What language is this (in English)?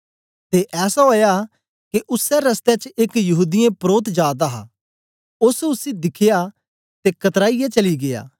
Dogri